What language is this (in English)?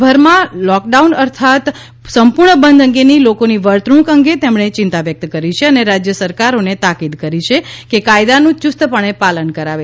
Gujarati